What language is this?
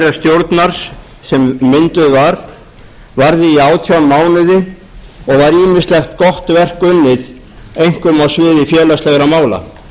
Icelandic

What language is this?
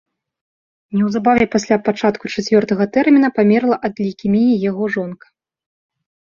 Belarusian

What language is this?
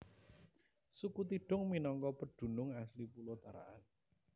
Javanese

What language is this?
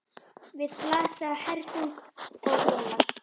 Icelandic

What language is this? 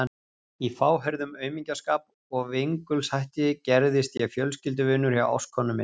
Icelandic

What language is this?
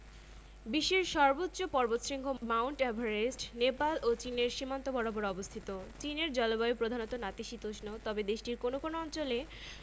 Bangla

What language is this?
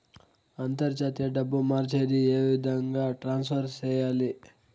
Telugu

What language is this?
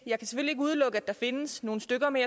Danish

